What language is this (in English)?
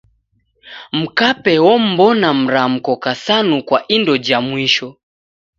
Taita